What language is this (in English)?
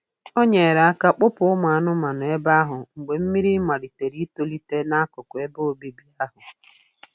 Igbo